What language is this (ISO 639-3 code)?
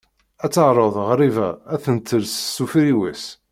kab